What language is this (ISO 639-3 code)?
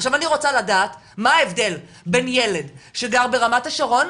heb